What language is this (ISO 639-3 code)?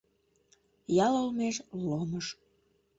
chm